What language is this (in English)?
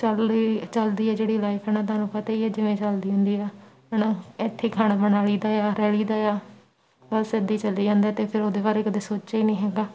Punjabi